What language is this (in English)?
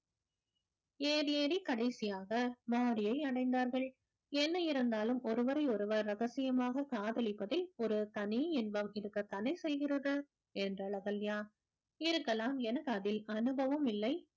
Tamil